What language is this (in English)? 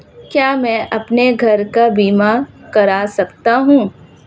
Hindi